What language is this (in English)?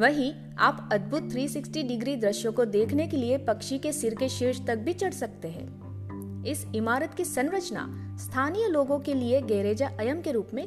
Hindi